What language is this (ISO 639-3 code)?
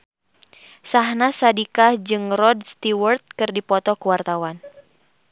sun